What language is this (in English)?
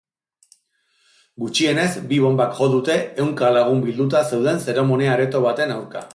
Basque